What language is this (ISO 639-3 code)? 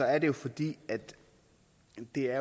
dan